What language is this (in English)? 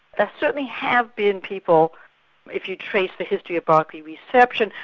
English